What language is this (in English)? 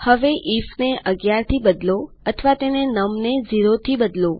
Gujarati